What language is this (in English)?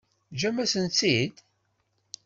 Kabyle